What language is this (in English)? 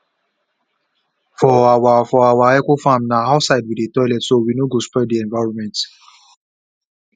Nigerian Pidgin